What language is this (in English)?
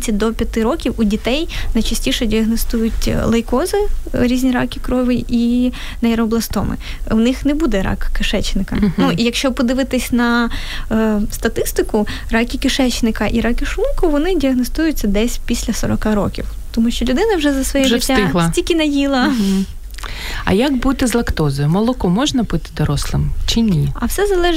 Ukrainian